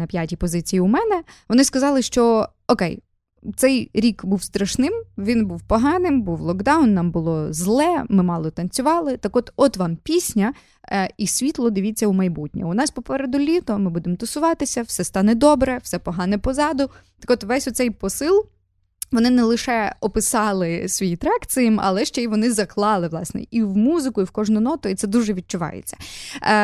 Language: Ukrainian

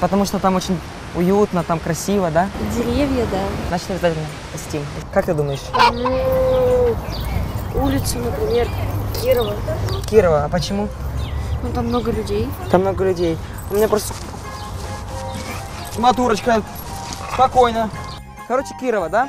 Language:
Russian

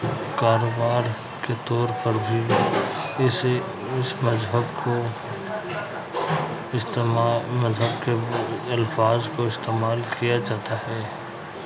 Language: Urdu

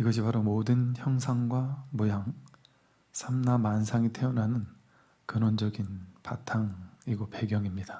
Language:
Korean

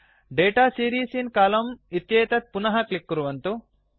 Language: Sanskrit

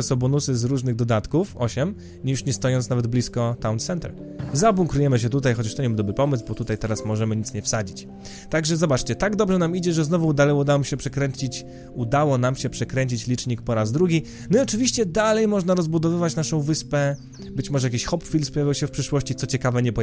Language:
Polish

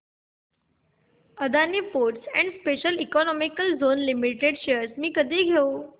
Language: Marathi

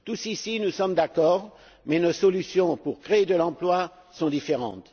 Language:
French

